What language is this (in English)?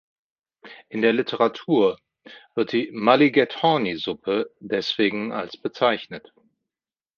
German